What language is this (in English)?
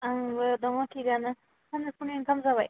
Bodo